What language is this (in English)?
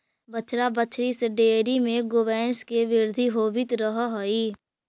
Magahi